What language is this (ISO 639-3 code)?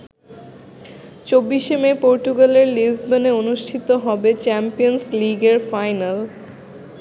ben